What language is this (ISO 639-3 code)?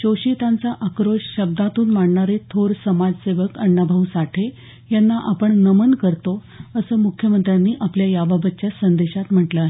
mar